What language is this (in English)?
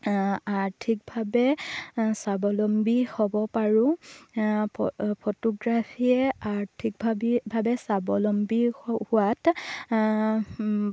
Assamese